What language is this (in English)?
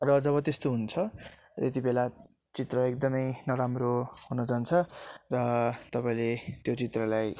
Nepali